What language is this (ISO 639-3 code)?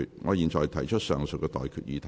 yue